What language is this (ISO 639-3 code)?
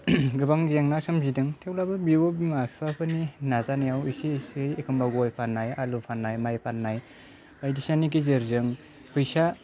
brx